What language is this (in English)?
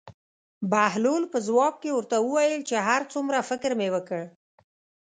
Pashto